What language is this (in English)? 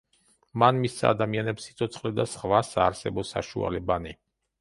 Georgian